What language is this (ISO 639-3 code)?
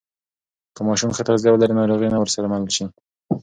pus